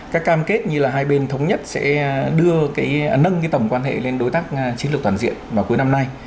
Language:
Vietnamese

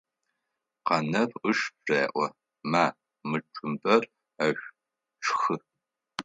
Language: Adyghe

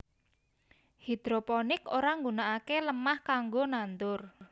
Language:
Javanese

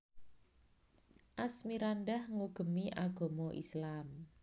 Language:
Javanese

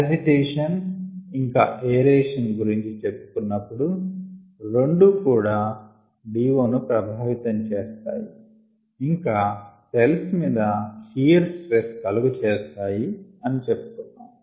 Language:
Telugu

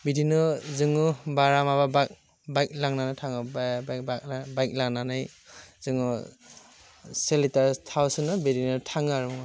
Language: Bodo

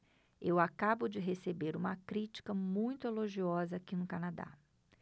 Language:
Portuguese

